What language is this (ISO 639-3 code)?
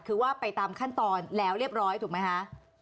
tha